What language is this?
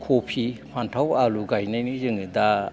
Bodo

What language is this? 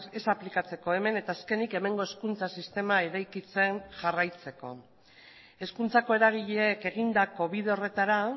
Basque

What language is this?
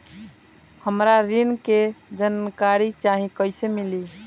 Bhojpuri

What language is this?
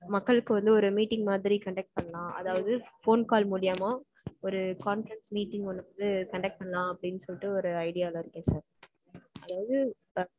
Tamil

